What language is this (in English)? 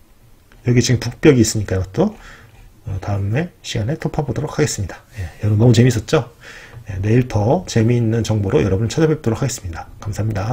Korean